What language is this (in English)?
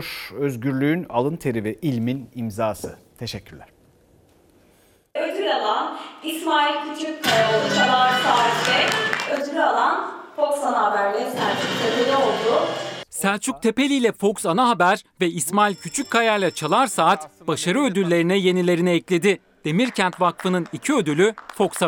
Turkish